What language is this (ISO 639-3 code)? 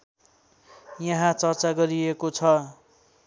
nep